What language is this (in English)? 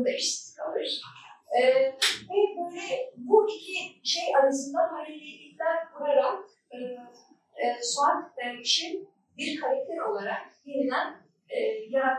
Turkish